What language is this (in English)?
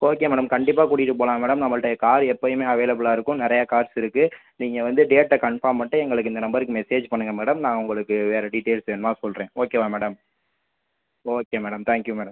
Tamil